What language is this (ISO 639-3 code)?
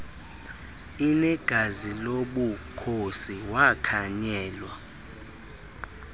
xho